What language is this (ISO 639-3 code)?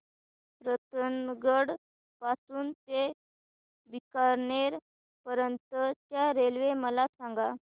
mar